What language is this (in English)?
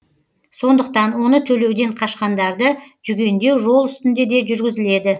Kazakh